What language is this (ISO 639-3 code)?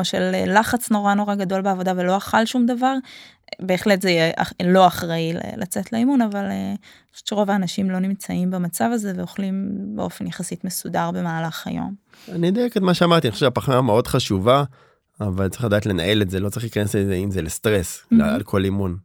heb